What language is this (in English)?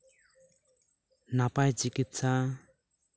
Santali